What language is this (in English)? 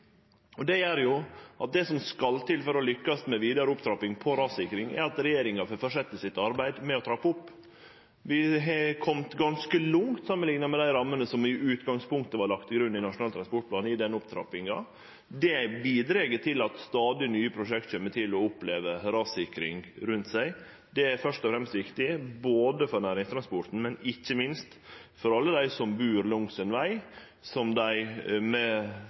Norwegian Nynorsk